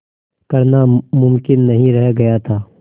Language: Hindi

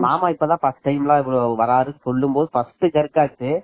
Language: Tamil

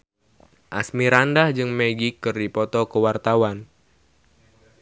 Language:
Sundanese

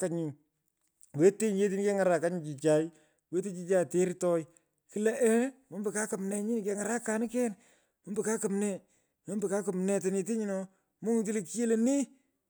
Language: Pökoot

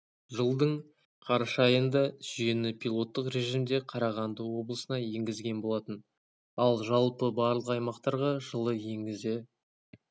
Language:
Kazakh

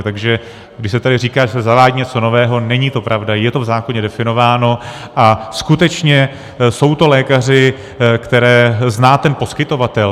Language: Czech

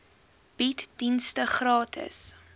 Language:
Afrikaans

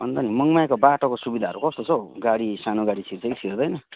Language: Nepali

